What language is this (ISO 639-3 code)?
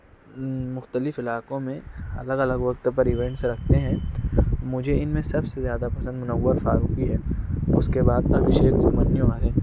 urd